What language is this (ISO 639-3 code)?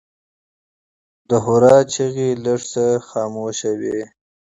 pus